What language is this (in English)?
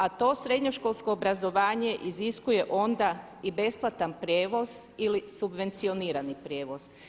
Croatian